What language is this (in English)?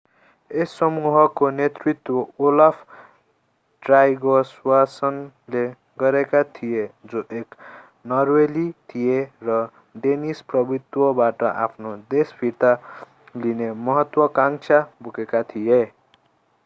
Nepali